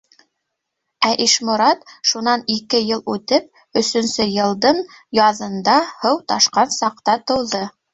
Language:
Bashkir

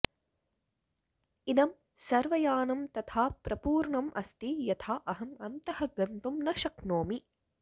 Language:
Sanskrit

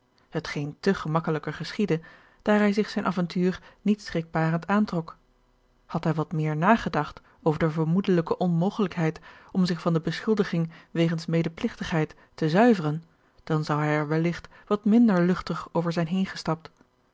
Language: Dutch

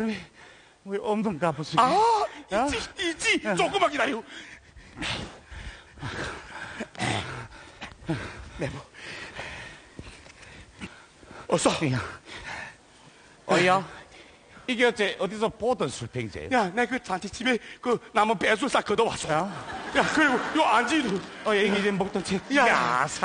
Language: Korean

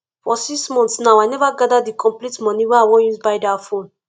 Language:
Nigerian Pidgin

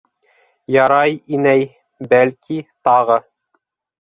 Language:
Bashkir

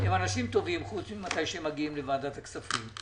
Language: Hebrew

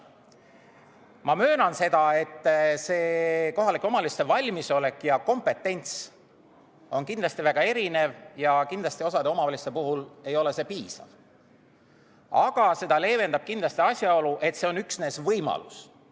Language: Estonian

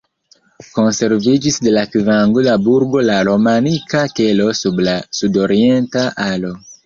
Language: Esperanto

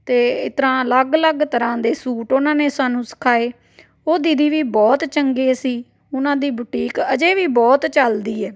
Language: Punjabi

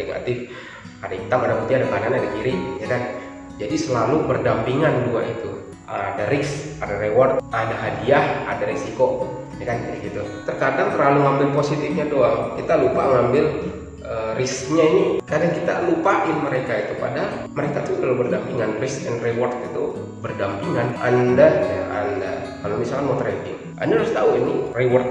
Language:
Indonesian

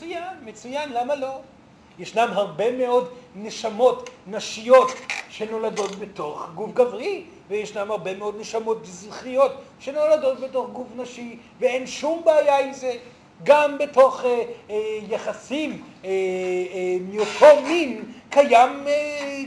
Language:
Hebrew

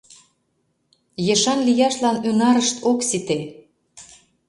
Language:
Mari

